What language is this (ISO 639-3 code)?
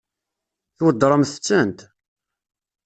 kab